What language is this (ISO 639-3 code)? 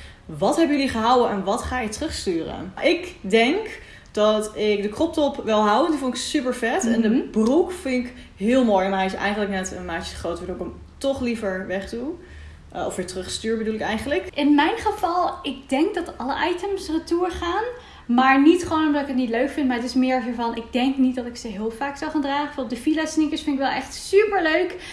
nld